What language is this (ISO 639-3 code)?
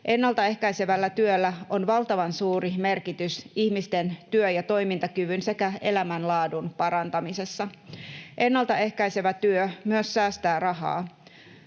fin